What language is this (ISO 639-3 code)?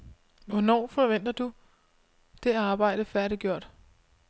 dan